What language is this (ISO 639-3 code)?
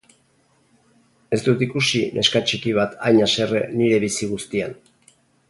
eus